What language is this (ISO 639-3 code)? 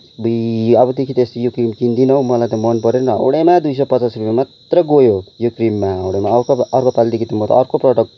nep